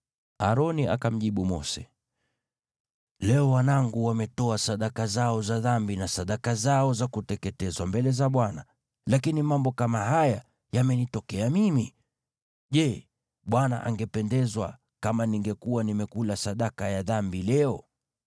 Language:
Swahili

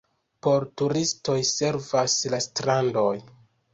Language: Esperanto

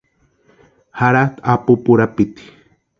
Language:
Western Highland Purepecha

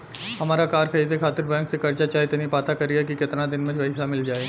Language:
Bhojpuri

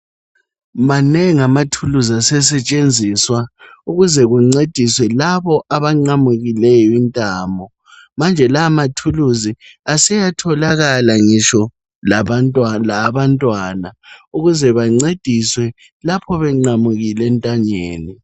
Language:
North Ndebele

